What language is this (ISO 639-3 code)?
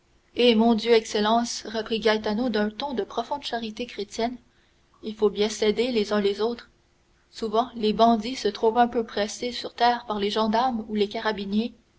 fra